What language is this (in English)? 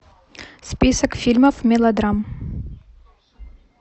Russian